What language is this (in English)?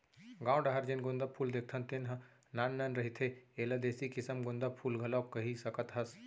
Chhattisgarhi